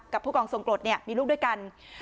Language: Thai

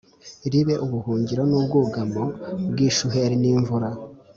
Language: Kinyarwanda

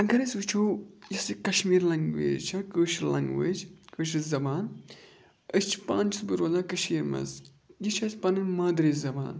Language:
Kashmiri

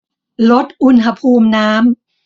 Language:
Thai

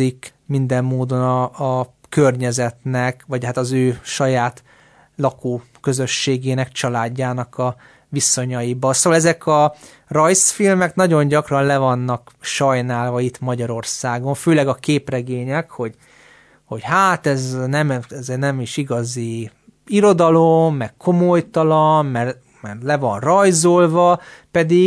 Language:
Hungarian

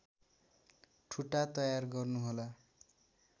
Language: Nepali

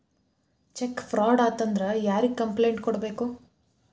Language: Kannada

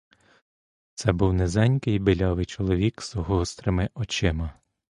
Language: Ukrainian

